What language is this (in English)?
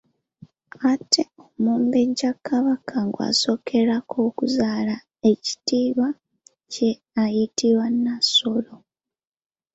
Ganda